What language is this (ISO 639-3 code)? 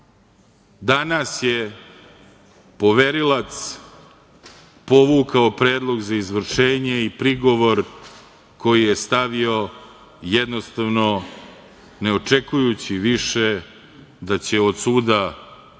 srp